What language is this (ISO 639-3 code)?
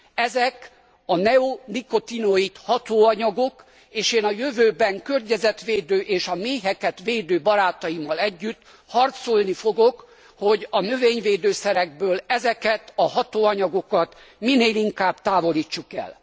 hun